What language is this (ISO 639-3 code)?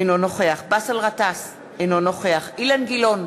heb